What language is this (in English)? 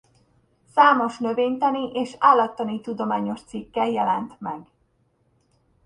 Hungarian